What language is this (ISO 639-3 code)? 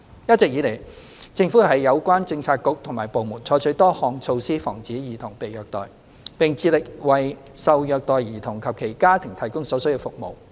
yue